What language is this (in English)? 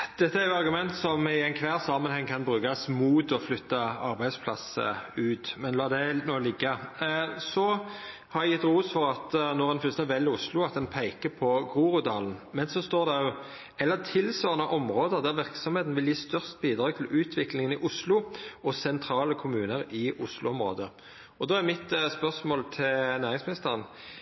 Norwegian Nynorsk